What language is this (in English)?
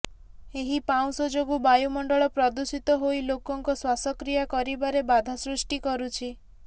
Odia